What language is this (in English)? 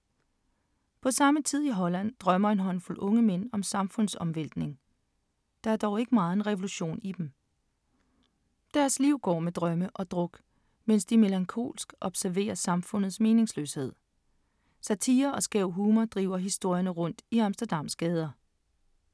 Danish